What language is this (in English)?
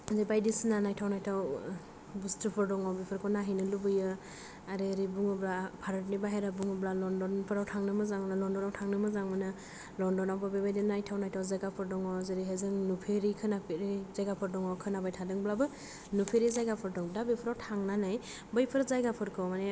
Bodo